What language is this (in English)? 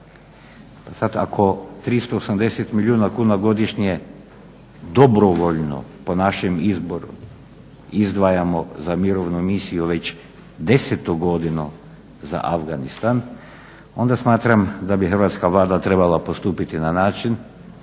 Croatian